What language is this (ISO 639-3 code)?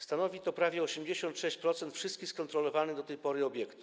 pol